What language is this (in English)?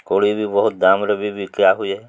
Odia